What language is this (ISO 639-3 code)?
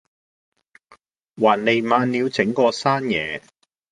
yue